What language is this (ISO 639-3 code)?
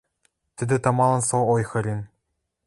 mrj